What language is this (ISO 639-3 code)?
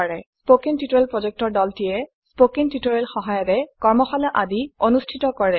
asm